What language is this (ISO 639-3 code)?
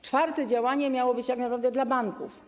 pol